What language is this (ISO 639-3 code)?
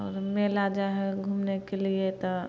mai